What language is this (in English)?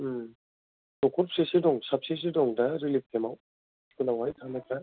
Bodo